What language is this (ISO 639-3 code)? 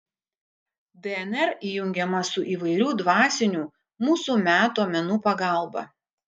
lit